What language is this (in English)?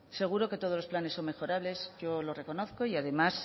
Spanish